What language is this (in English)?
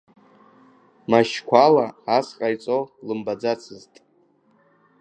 Abkhazian